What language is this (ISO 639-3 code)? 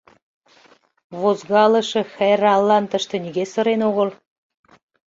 chm